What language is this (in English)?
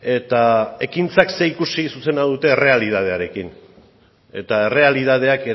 Basque